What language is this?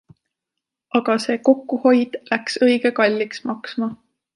Estonian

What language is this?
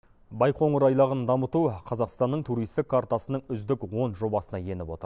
Kazakh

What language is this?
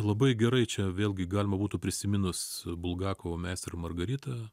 Lithuanian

